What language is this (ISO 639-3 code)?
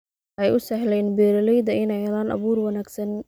som